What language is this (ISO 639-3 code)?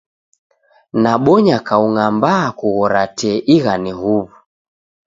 dav